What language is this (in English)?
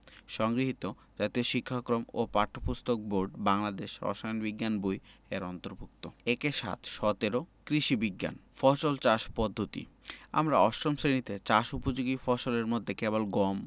Bangla